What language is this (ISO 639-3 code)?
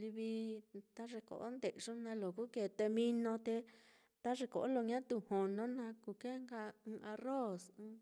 vmm